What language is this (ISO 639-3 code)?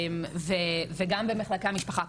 heb